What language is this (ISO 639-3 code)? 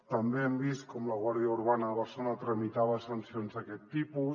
cat